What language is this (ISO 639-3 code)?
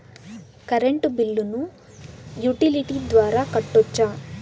tel